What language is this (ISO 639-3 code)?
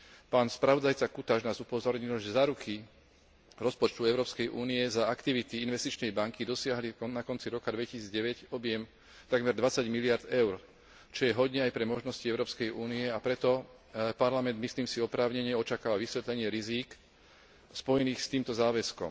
slk